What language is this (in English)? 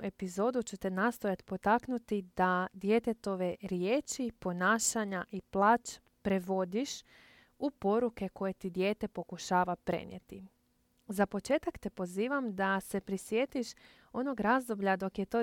Croatian